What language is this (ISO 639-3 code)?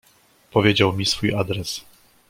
pol